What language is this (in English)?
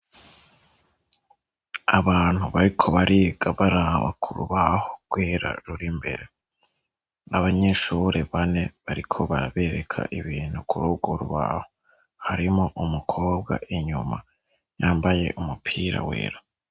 Rundi